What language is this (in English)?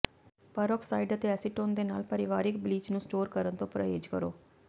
Punjabi